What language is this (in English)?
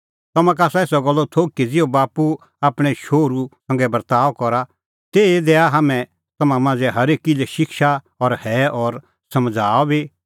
Kullu Pahari